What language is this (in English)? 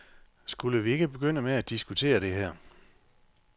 Danish